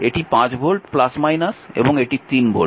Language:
Bangla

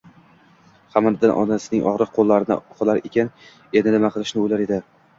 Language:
Uzbek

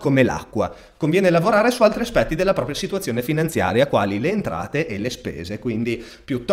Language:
Italian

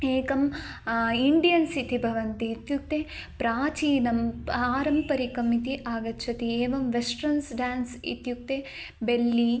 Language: Sanskrit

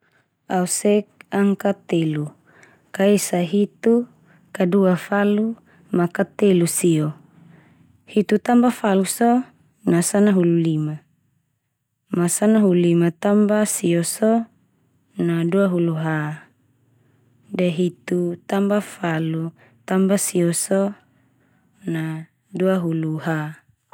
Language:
Termanu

